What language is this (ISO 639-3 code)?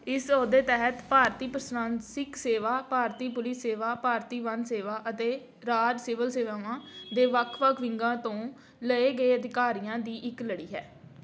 pan